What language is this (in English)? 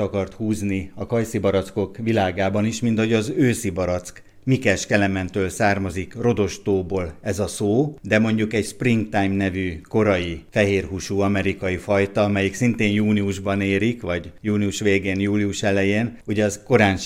Hungarian